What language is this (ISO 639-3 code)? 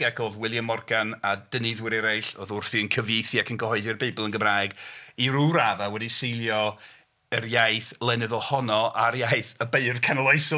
cym